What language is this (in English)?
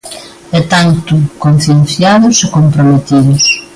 Galician